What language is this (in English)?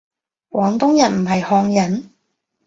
Cantonese